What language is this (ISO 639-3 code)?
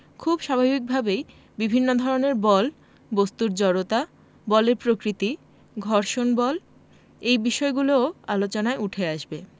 ben